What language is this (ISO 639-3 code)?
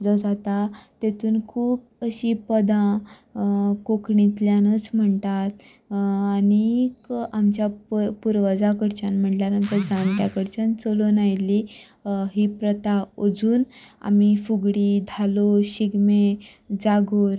kok